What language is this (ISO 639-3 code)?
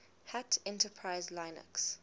eng